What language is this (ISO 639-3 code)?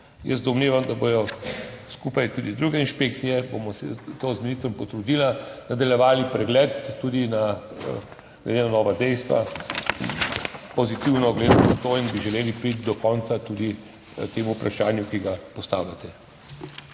slv